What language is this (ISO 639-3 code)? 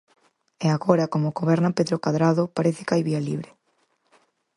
glg